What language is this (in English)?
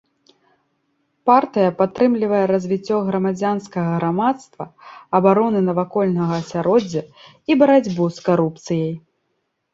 Belarusian